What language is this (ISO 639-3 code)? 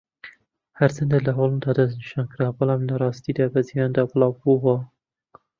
ckb